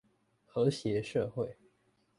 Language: Chinese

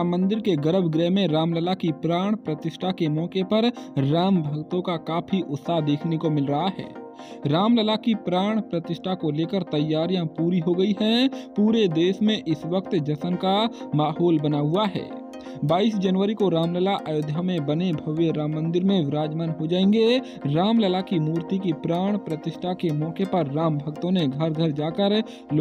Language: Hindi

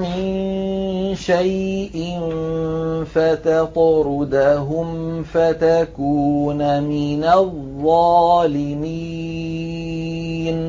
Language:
Arabic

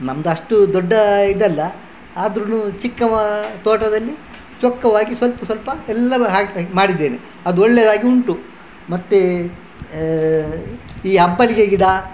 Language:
Kannada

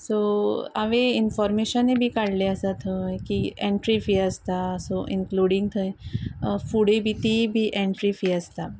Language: Konkani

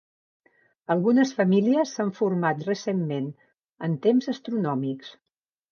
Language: Catalan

